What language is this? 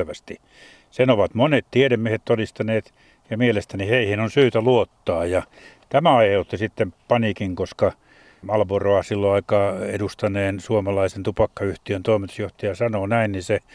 Finnish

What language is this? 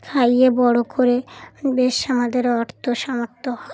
Bangla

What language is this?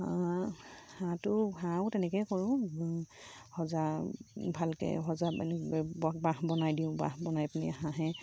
Assamese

